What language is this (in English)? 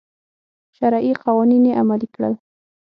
Pashto